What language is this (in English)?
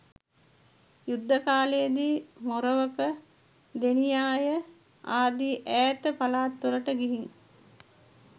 Sinhala